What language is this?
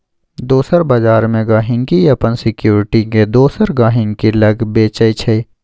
Maithili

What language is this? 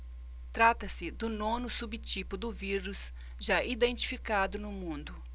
Portuguese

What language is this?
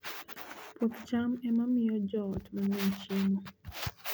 Luo (Kenya and Tanzania)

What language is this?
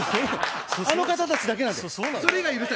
Japanese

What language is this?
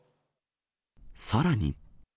Japanese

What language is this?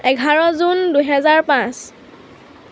Assamese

